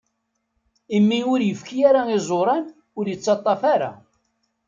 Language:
Kabyle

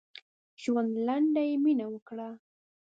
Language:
Pashto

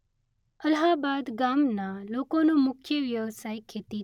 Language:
Gujarati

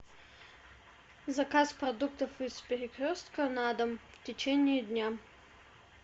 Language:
Russian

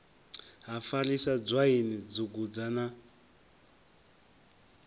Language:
Venda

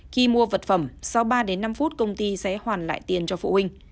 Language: Vietnamese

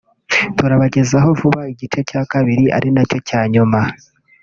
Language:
Kinyarwanda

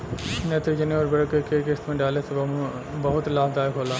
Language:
Bhojpuri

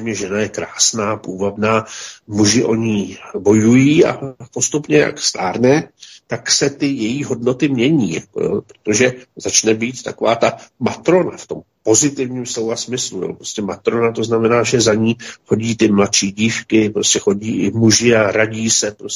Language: Czech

